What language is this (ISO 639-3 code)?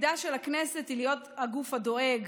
heb